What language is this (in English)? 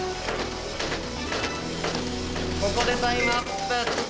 Japanese